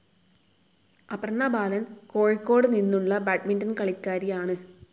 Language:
Malayalam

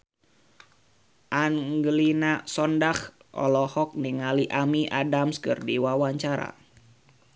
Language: Sundanese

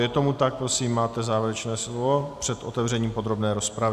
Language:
Czech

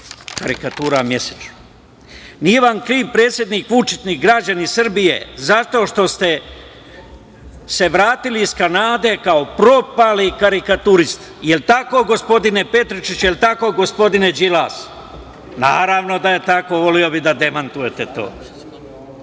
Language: Serbian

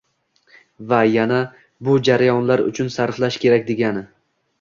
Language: Uzbek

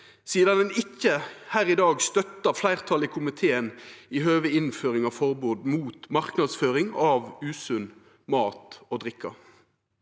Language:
Norwegian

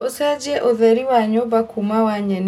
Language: Kikuyu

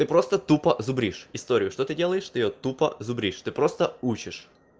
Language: Russian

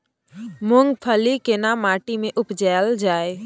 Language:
Maithili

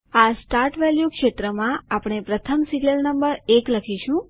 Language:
Gujarati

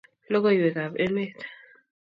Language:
Kalenjin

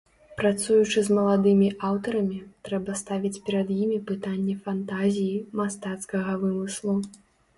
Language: Belarusian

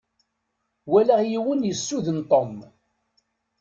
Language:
Kabyle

